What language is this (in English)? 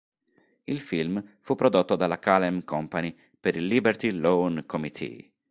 Italian